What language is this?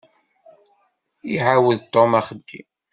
Kabyle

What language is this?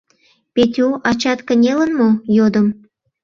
Mari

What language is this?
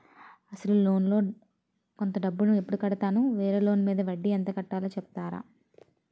Telugu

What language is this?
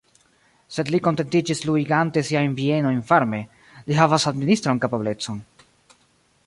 Esperanto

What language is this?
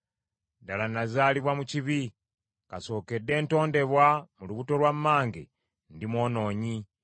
Ganda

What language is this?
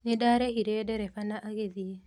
Kikuyu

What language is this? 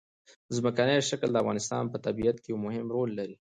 Pashto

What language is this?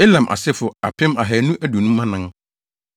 Akan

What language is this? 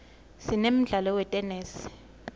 Swati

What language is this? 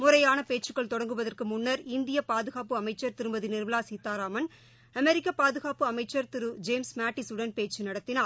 Tamil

